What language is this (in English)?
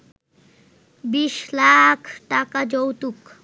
Bangla